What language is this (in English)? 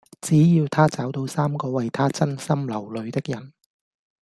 Cantonese